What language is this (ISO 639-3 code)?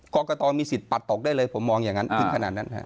tha